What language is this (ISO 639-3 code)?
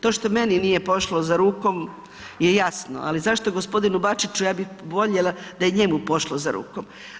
hrv